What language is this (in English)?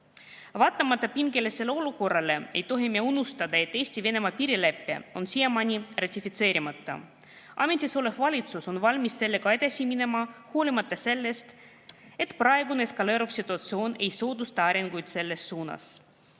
Estonian